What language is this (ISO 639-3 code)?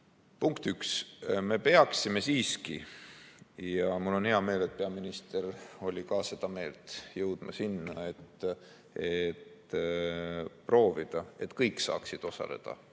est